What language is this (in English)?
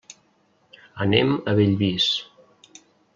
Catalan